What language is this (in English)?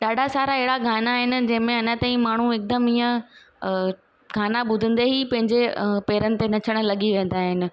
Sindhi